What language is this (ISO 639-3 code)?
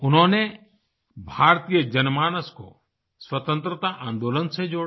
hin